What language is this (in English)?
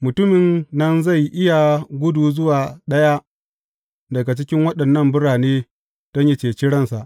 Hausa